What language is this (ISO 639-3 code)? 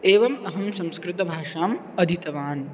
san